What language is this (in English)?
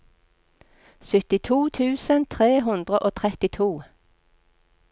Norwegian